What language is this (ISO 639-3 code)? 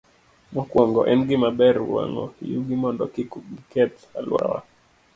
luo